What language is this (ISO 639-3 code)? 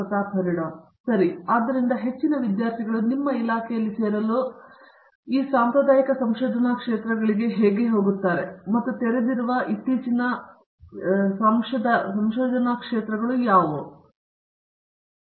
kan